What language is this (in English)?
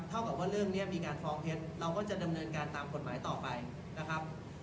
Thai